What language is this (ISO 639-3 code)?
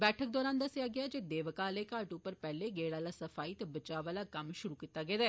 doi